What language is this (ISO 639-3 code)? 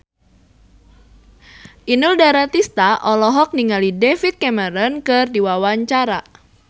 sun